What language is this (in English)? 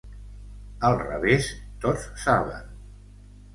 Catalan